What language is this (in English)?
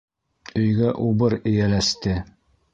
Bashkir